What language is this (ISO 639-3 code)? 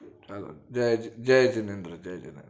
guj